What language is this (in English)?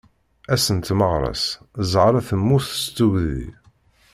Kabyle